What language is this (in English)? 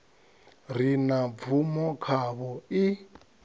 Venda